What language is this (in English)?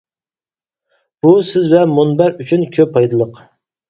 Uyghur